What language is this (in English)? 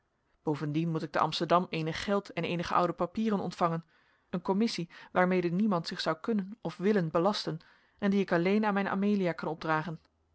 Dutch